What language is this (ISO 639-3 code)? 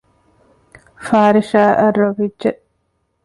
div